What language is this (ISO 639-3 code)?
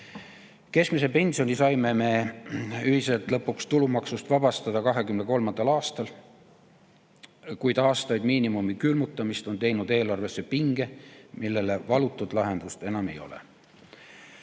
est